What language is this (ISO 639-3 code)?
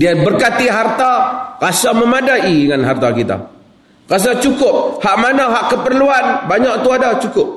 msa